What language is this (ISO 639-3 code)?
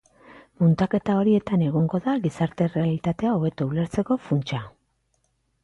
eus